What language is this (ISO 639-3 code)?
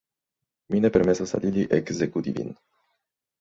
epo